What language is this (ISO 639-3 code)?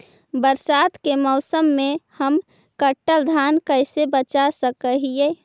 mag